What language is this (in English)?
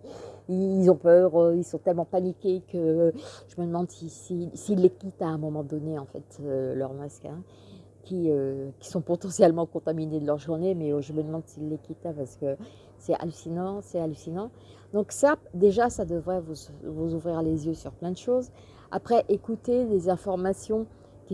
French